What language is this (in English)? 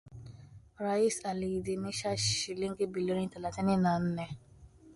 Swahili